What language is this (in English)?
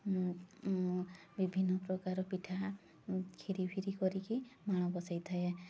Odia